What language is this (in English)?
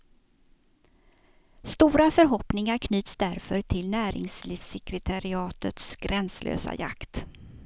Swedish